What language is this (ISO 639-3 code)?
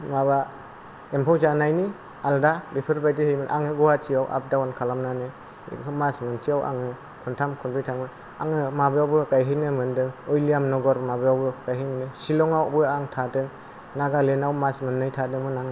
brx